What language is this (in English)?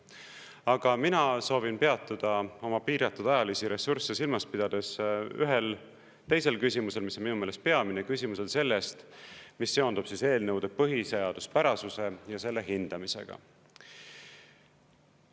Estonian